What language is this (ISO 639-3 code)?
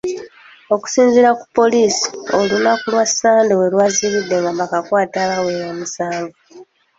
lug